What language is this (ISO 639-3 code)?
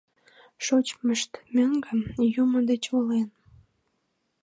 chm